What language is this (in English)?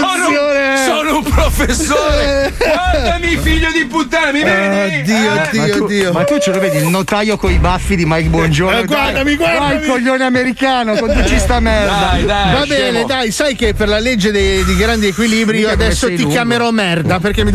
Italian